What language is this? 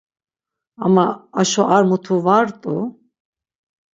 Laz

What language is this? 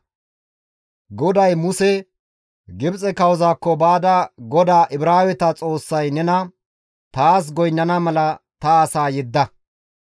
Gamo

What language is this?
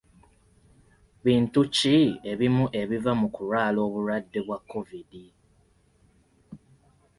Ganda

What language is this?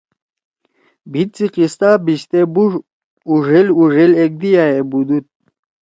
Torwali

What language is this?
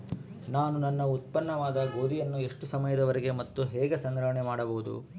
Kannada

